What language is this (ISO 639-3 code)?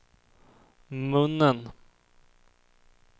swe